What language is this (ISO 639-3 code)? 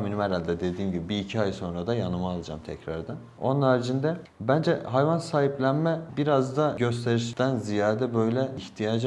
tur